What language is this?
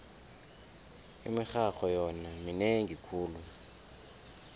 South Ndebele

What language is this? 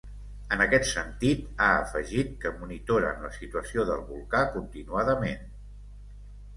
Catalan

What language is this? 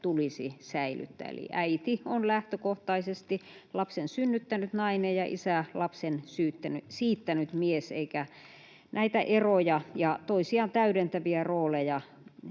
Finnish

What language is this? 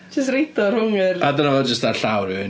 Welsh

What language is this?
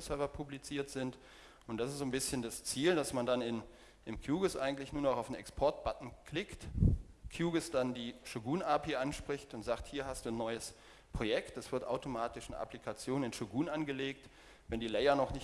German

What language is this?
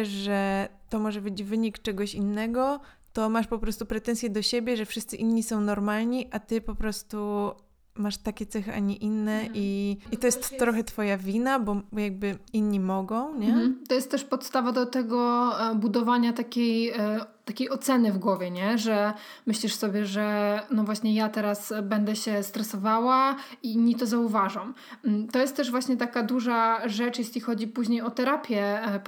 Polish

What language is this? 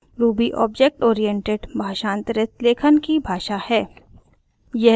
Hindi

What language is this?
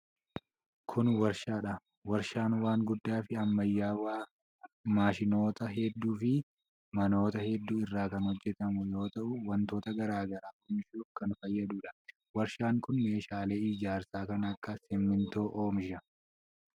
Oromo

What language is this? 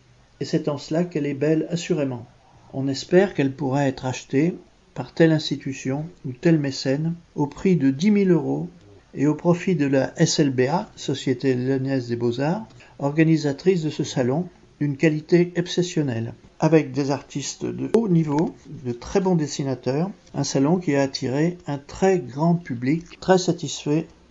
French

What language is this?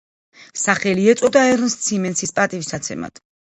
Georgian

